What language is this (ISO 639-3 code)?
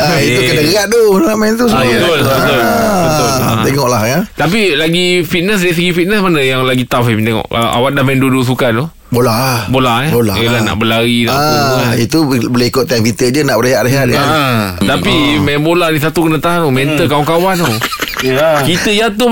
msa